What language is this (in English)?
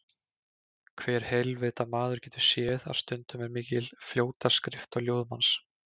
Icelandic